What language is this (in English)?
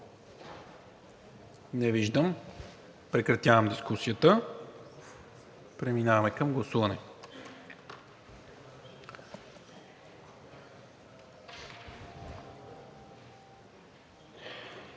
Bulgarian